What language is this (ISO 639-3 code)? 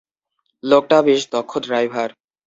ben